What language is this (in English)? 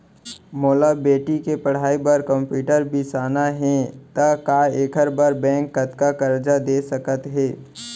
Chhattisgarhi